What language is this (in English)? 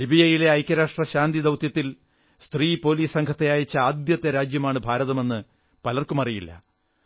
Malayalam